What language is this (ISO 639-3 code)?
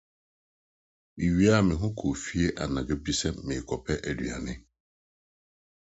aka